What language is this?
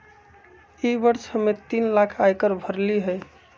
Magahi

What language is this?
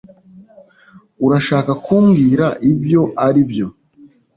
Kinyarwanda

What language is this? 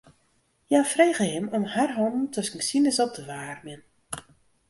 Western Frisian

